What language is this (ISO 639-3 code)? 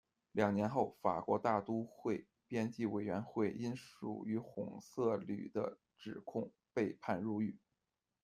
zho